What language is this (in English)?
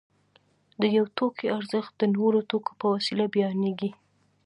Pashto